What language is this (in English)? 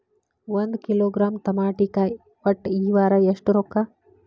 Kannada